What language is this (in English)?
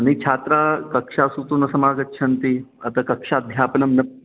Sanskrit